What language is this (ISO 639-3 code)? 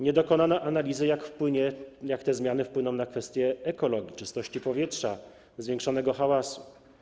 pol